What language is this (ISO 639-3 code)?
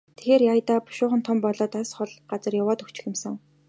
mon